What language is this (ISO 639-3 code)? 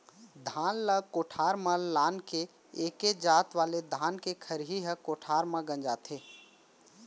hne